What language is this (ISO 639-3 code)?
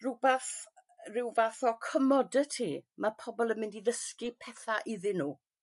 cym